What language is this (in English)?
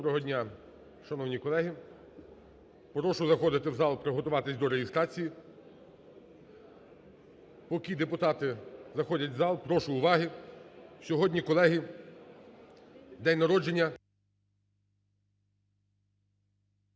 Ukrainian